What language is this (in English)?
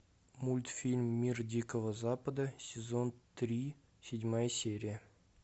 Russian